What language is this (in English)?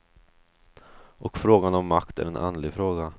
Swedish